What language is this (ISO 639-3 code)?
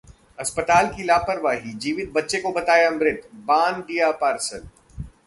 hin